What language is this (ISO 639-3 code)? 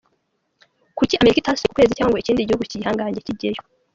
kin